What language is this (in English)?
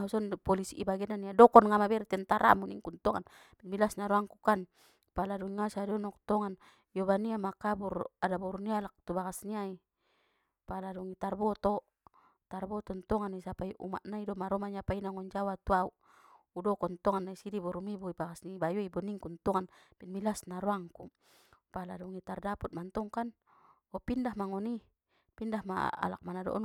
Batak Mandailing